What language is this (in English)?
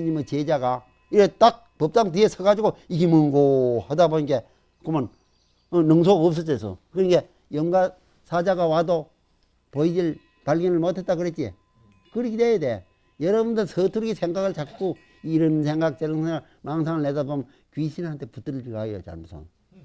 Korean